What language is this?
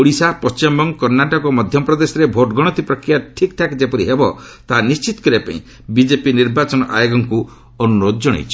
Odia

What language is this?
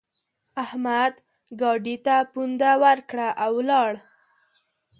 Pashto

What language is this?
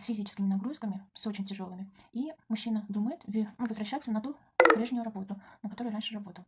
Russian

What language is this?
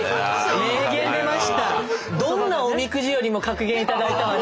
Japanese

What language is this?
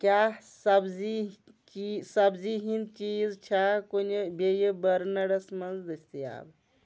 Kashmiri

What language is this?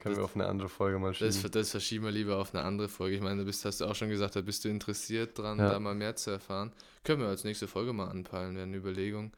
German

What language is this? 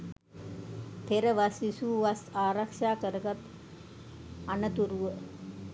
Sinhala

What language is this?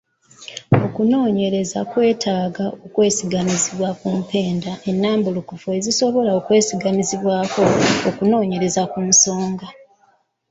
Ganda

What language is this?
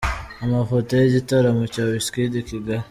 Kinyarwanda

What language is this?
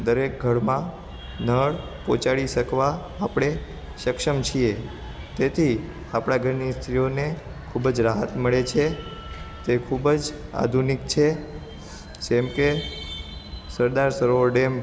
Gujarati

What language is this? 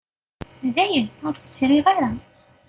Kabyle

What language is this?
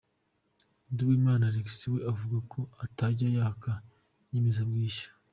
Kinyarwanda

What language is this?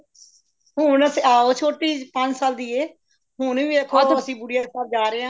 Punjabi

